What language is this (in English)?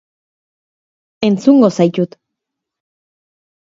Basque